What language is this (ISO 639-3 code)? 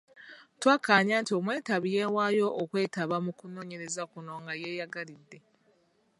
lug